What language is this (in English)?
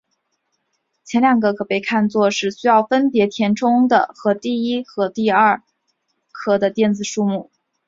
Chinese